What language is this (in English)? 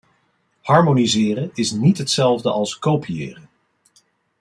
Dutch